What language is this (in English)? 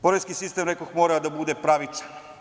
Serbian